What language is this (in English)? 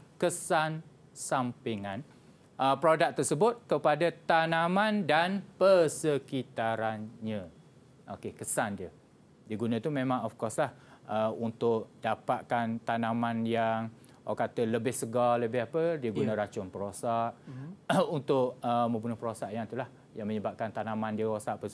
Malay